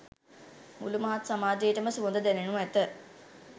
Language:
Sinhala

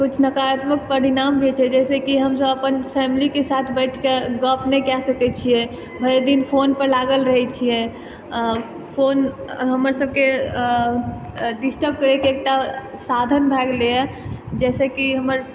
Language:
Maithili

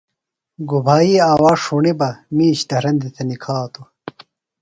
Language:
Phalura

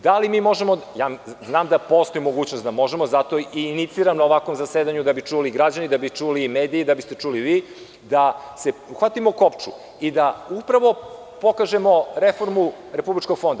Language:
Serbian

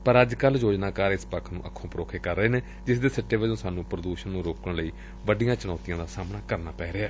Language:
Punjabi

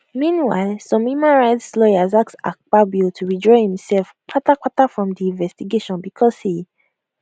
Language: Nigerian Pidgin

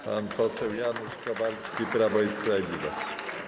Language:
Polish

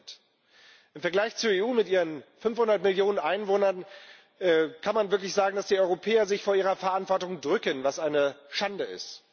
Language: German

